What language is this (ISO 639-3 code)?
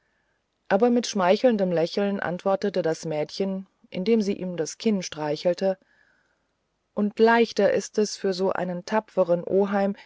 deu